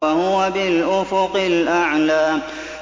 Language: Arabic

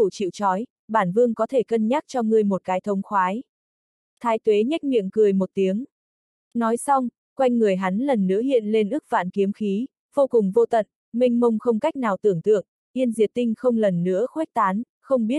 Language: Vietnamese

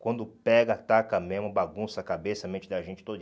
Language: Portuguese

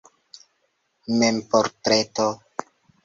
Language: Esperanto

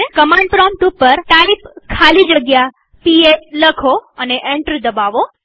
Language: Gujarati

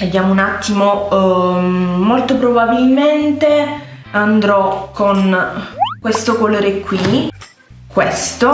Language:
Italian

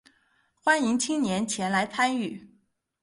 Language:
Chinese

